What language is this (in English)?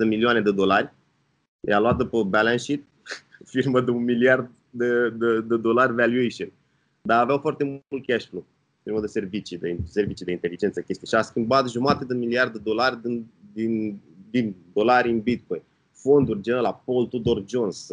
Romanian